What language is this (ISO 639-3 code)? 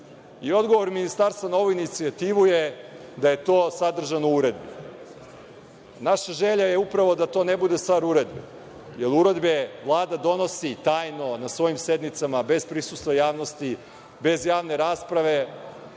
srp